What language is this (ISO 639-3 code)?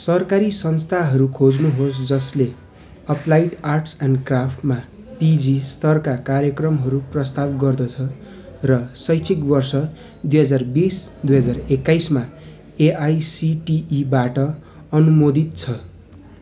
nep